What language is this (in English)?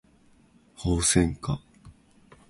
Japanese